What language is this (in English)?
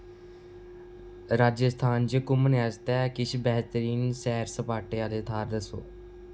Dogri